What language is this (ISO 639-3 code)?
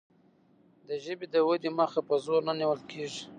pus